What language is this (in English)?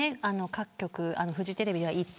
Japanese